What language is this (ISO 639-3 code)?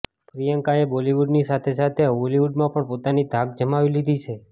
guj